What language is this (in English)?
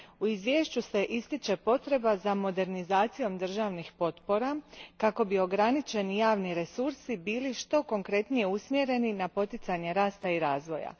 Croatian